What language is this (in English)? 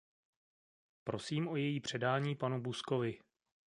Czech